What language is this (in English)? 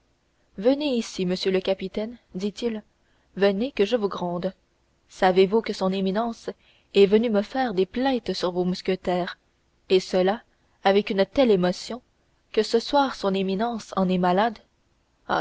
French